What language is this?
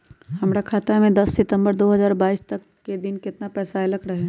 Magahi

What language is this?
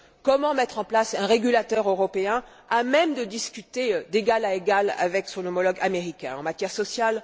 French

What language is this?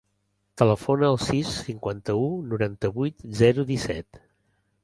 Catalan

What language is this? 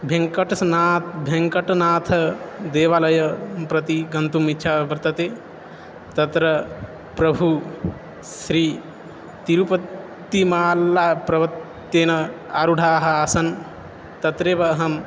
Sanskrit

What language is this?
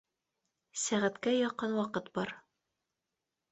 Bashkir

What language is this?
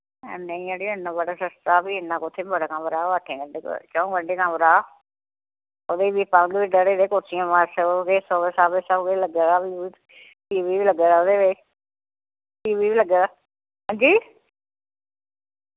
Dogri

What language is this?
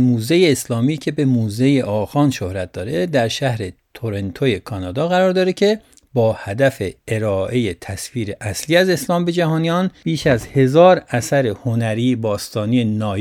Persian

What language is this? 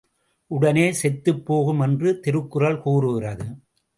Tamil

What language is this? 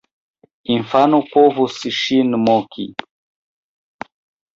Esperanto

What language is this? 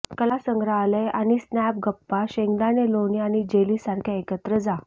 Marathi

